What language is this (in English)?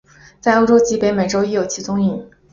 Chinese